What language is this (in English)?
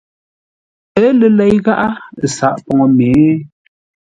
Ngombale